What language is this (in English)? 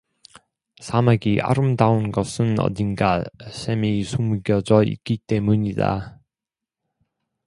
Korean